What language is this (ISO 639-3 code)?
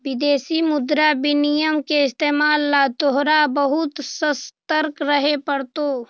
mag